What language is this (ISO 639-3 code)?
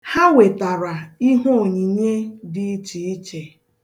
ibo